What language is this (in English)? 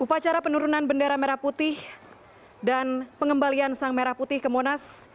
Indonesian